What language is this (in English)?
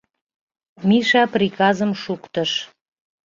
Mari